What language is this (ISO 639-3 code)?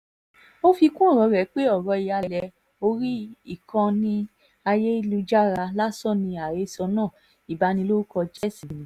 yor